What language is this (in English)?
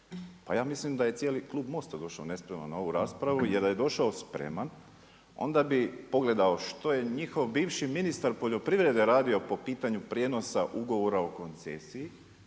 Croatian